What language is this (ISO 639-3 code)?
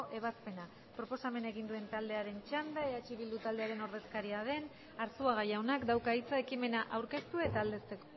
eus